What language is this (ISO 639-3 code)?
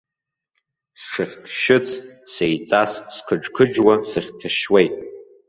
abk